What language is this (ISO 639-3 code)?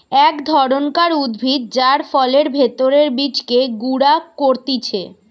ben